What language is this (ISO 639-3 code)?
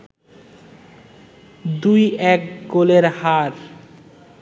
ben